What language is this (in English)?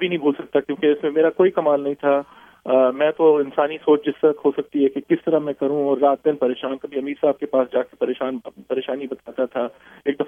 Urdu